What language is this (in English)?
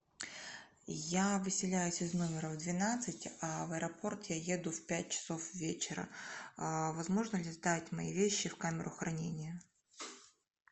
Russian